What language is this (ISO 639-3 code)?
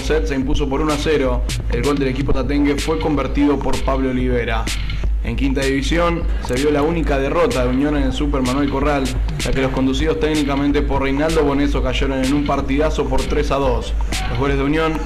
spa